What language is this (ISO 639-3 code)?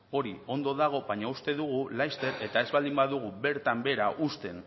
eus